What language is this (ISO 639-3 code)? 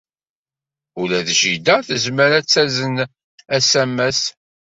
kab